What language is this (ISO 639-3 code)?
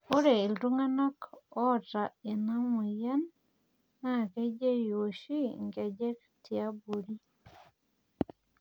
mas